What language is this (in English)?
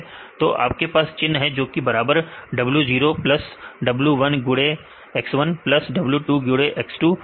Hindi